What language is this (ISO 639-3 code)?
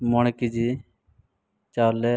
sat